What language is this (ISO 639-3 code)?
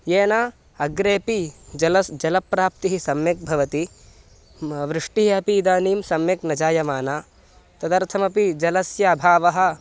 san